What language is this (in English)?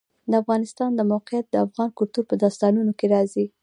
Pashto